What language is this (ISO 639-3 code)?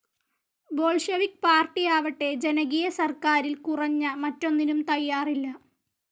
mal